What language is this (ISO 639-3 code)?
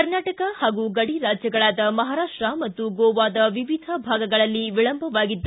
kan